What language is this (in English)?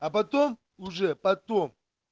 Russian